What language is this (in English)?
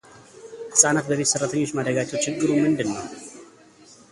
Amharic